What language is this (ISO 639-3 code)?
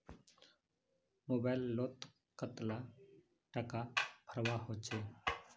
mag